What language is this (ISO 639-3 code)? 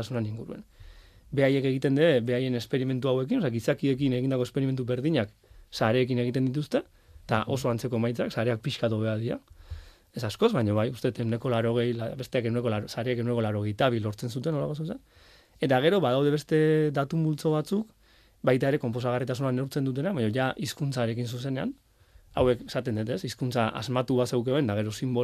spa